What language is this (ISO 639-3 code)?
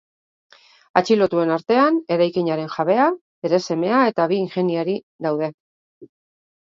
eus